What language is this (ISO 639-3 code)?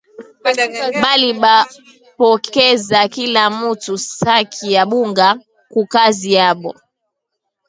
swa